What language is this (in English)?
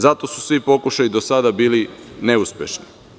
Serbian